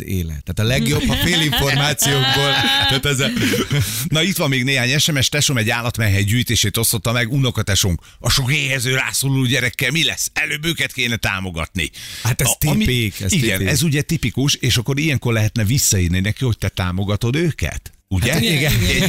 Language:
Hungarian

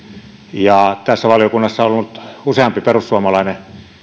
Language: Finnish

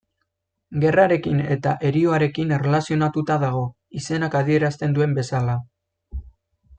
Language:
Basque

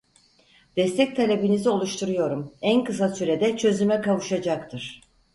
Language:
Turkish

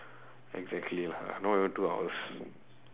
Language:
English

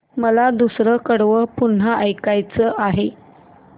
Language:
Marathi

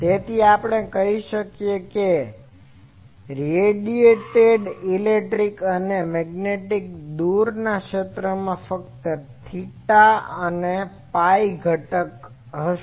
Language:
Gujarati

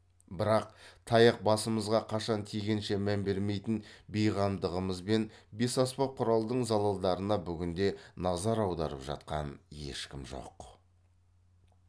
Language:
Kazakh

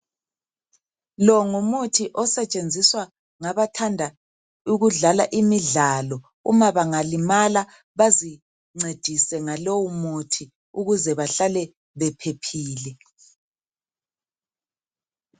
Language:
North Ndebele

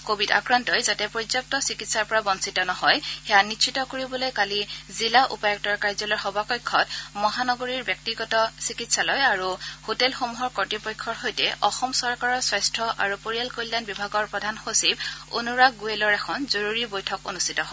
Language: Assamese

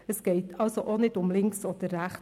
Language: Swiss German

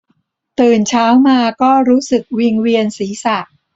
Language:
Thai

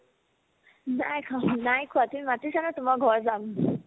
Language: Assamese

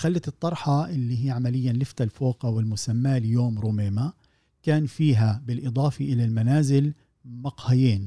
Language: Arabic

